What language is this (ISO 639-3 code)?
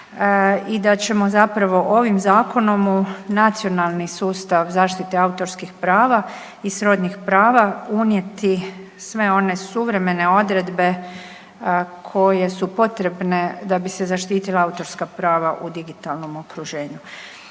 hrv